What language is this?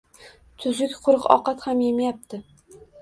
Uzbek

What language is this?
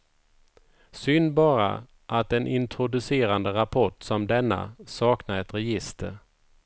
Swedish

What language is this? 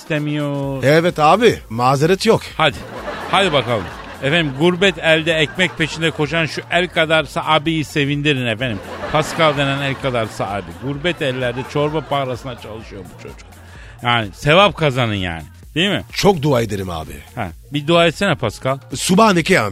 Turkish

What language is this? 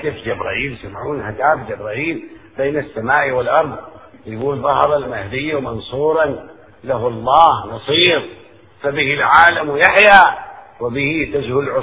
Arabic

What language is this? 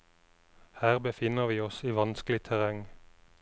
Norwegian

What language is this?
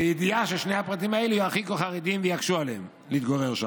Hebrew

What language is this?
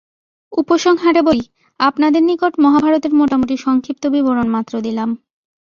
Bangla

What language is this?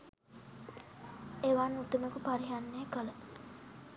Sinhala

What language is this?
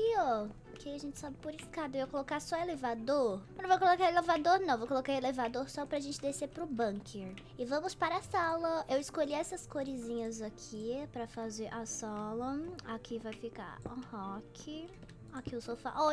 Portuguese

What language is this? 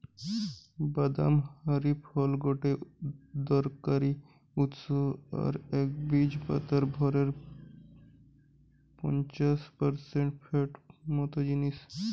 Bangla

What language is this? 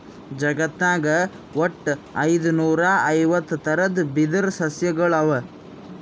Kannada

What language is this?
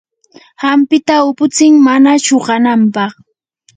Yanahuanca Pasco Quechua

